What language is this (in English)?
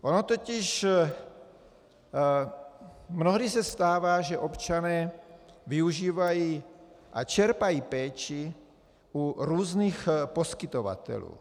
Czech